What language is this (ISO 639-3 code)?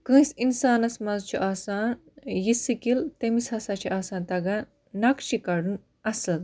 kas